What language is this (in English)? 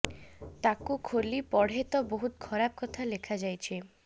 Odia